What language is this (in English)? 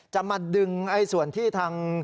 Thai